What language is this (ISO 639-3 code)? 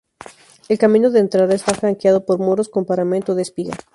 spa